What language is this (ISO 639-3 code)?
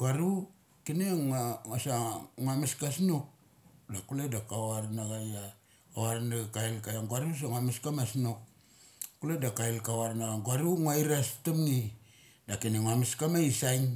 gcc